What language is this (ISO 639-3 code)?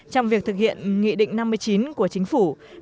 vie